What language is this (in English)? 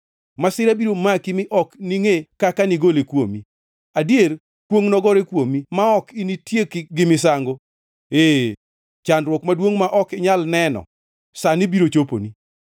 Luo (Kenya and Tanzania)